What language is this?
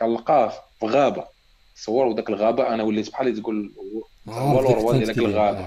Arabic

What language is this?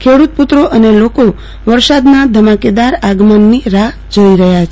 Gujarati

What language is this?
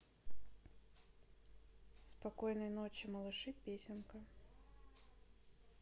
Russian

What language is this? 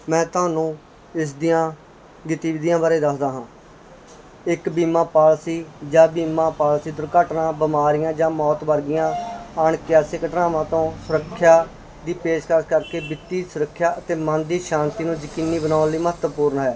Punjabi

